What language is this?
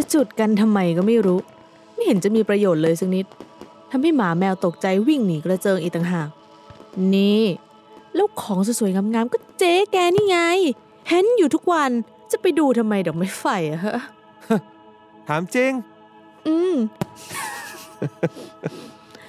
Thai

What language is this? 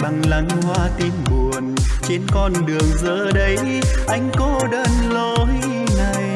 Vietnamese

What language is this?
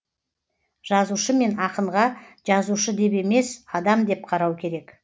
Kazakh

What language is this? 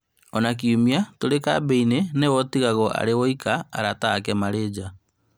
Kikuyu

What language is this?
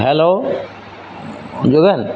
Assamese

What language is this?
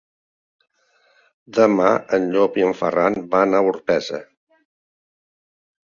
Catalan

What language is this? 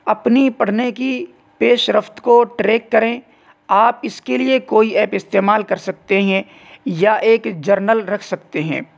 Urdu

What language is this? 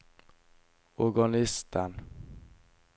Norwegian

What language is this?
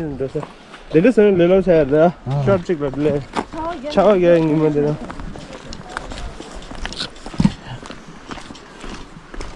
Turkish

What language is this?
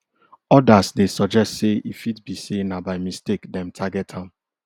Nigerian Pidgin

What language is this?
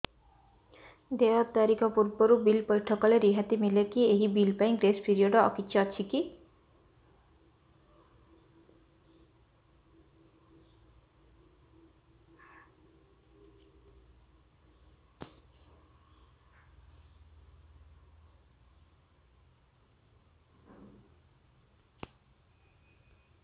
Odia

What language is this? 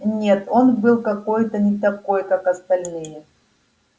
Russian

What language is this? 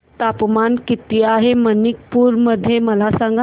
Marathi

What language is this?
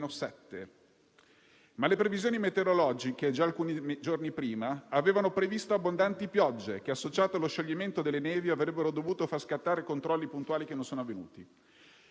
Italian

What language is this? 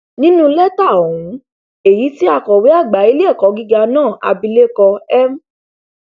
Yoruba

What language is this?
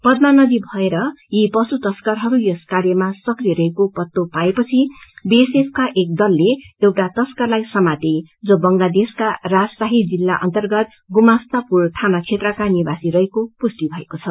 Nepali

